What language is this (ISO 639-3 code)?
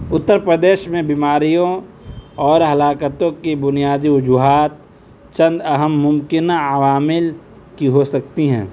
urd